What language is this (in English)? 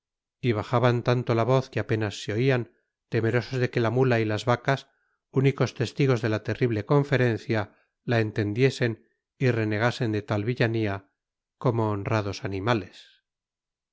Spanish